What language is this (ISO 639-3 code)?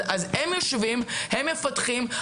heb